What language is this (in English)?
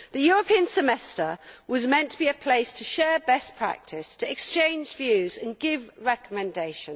English